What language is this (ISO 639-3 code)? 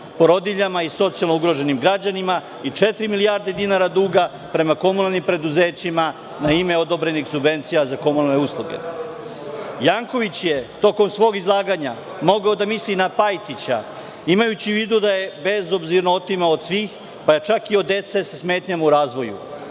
srp